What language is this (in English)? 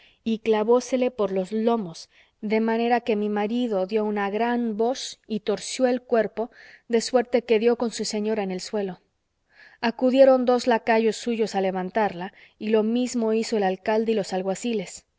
Spanish